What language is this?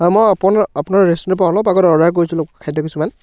Assamese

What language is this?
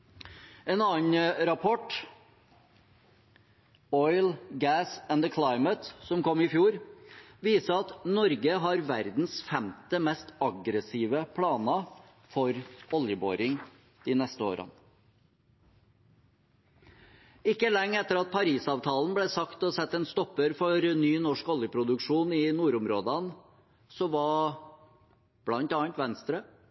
Norwegian Bokmål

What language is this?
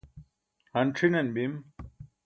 Burushaski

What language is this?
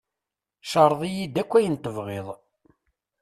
Kabyle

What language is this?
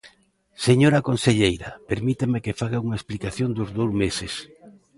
Galician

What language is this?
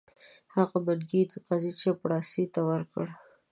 Pashto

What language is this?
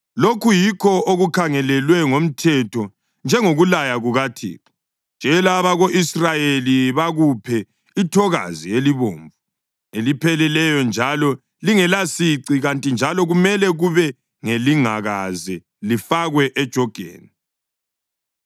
North Ndebele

